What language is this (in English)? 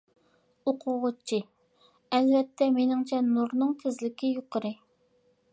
Uyghur